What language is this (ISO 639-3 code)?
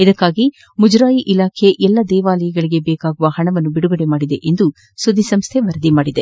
kan